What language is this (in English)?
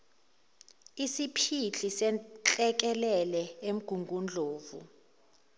Zulu